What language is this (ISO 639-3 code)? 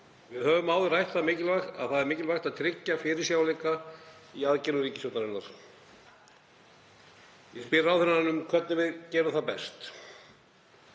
isl